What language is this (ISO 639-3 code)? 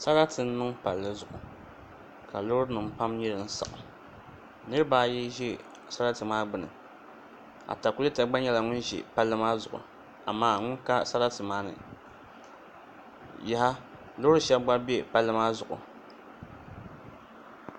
dag